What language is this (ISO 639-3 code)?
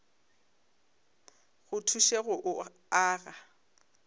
nso